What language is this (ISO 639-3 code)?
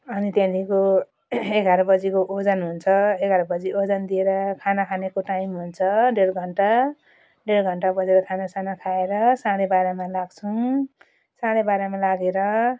nep